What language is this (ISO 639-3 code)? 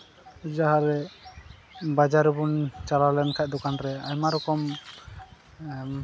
sat